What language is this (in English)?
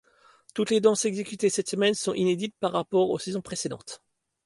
French